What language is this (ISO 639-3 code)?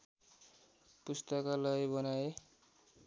nep